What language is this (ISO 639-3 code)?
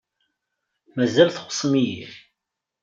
kab